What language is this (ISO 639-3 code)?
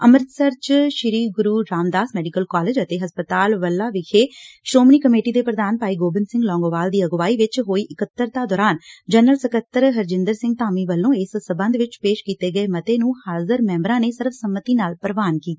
pan